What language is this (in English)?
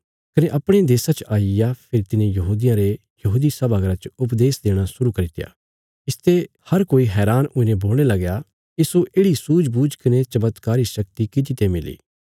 Bilaspuri